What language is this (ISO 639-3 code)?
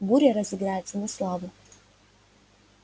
rus